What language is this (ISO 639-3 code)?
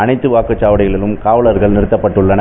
tam